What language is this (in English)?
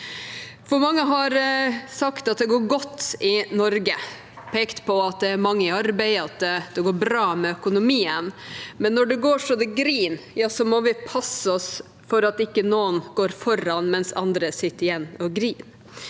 Norwegian